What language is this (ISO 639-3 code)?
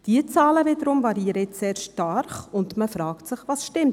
gsw